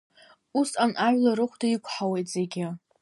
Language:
Abkhazian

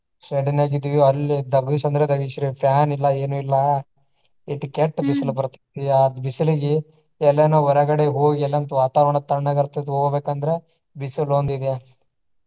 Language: Kannada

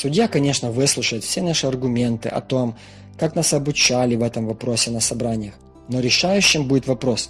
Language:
Russian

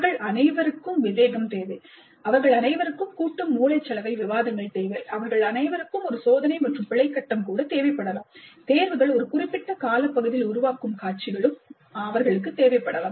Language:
Tamil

